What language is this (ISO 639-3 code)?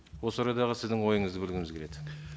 kaz